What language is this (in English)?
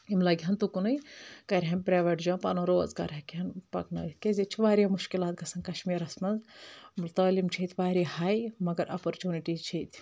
Kashmiri